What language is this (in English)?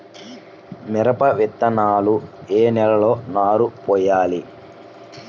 Telugu